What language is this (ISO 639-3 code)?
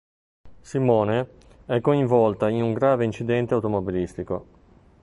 ita